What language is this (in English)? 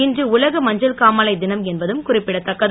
Tamil